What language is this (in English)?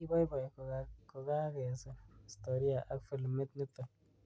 Kalenjin